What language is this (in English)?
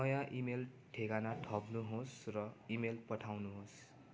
Nepali